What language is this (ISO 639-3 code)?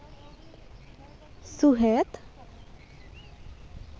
sat